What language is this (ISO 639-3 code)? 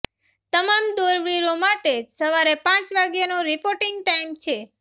guj